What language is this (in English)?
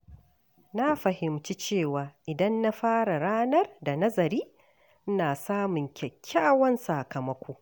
Hausa